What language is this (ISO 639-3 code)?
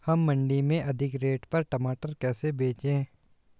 hin